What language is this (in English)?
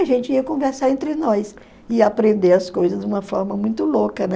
Portuguese